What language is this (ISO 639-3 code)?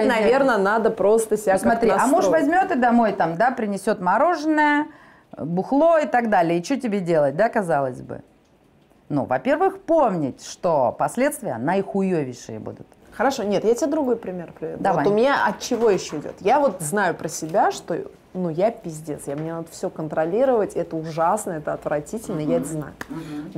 rus